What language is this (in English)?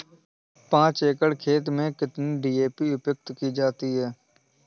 Hindi